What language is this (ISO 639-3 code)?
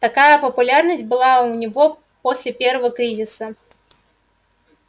rus